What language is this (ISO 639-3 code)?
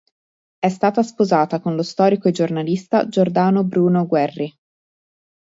ita